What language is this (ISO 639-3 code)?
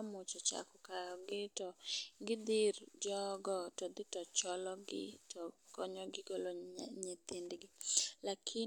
luo